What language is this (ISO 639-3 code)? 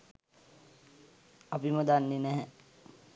sin